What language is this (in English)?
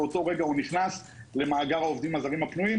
Hebrew